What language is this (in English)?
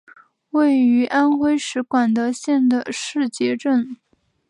Chinese